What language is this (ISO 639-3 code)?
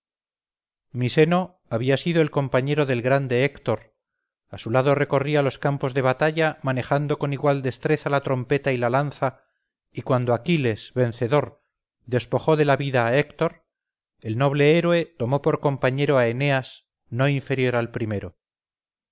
spa